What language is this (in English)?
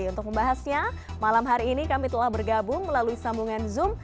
Indonesian